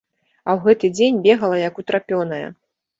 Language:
Belarusian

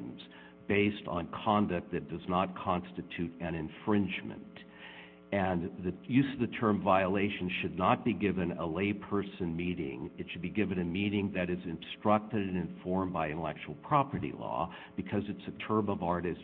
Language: English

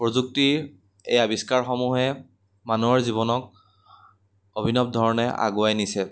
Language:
Assamese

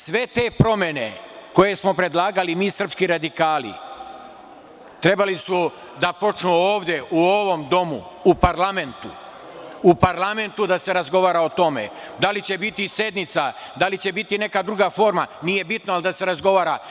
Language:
Serbian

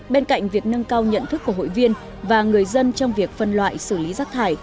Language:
Vietnamese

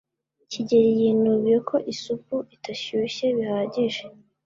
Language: Kinyarwanda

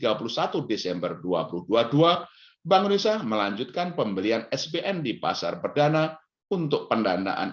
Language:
Indonesian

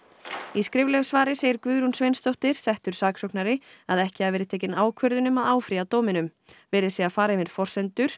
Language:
Icelandic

